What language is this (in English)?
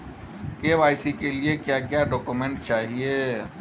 Hindi